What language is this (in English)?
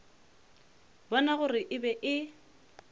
Northern Sotho